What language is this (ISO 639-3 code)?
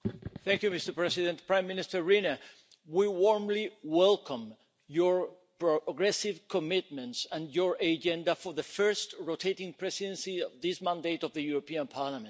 eng